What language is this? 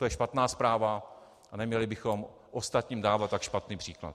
Czech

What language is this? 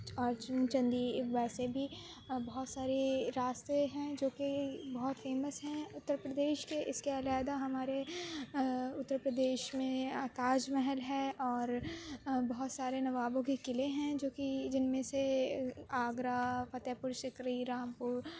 Urdu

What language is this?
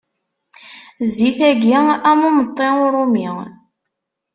Kabyle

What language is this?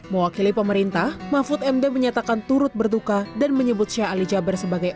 Indonesian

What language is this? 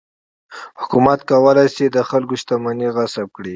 Pashto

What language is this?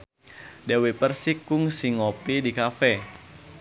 Sundanese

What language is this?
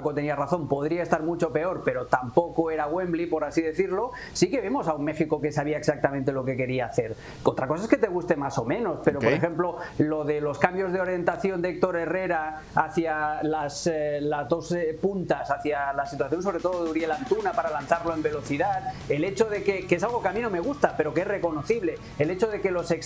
Spanish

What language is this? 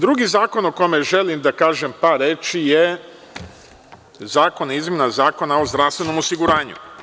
Serbian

